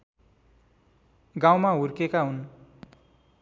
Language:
Nepali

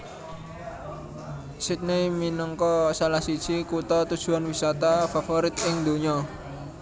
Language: Javanese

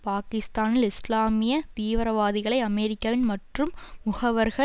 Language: Tamil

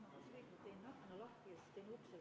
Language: Estonian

